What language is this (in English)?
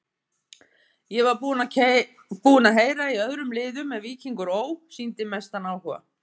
Icelandic